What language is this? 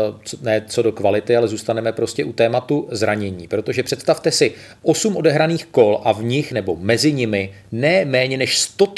Czech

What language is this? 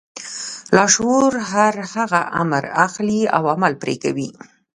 Pashto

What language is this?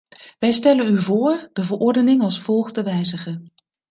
Dutch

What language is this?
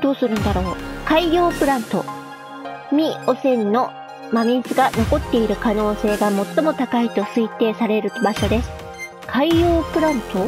Japanese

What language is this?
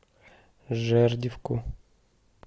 Russian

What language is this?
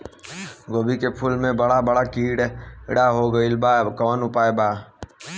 Bhojpuri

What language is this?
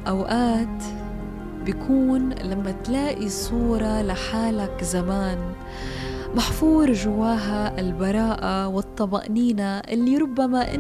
Arabic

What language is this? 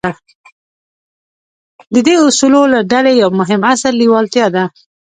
Pashto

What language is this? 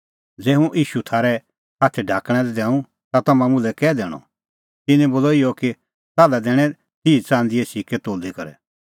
Kullu Pahari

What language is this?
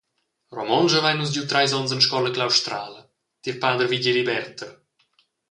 Romansh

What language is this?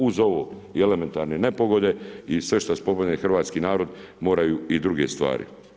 Croatian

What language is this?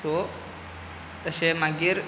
Konkani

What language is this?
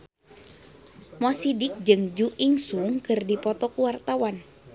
Sundanese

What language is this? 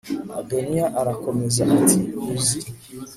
Kinyarwanda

